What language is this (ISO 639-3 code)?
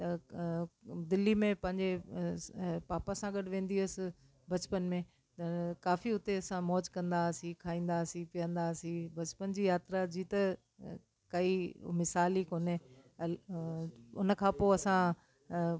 snd